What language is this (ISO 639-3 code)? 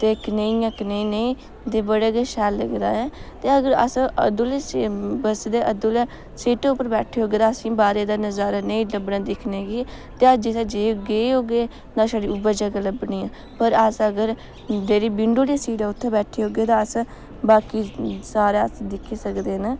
doi